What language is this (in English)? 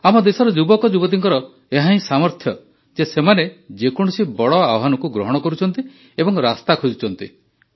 Odia